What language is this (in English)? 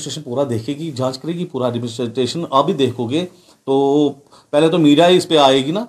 Urdu